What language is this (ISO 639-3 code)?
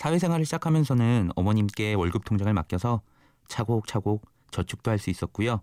kor